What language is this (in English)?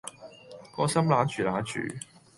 Cantonese